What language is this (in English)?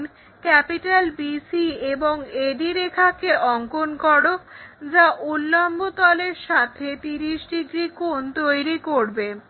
Bangla